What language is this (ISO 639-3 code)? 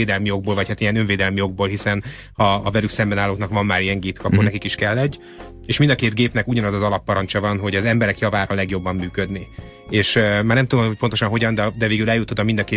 hun